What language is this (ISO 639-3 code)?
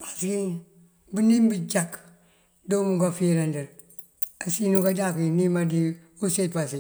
mfv